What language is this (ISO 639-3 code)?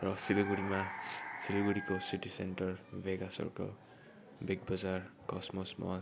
nep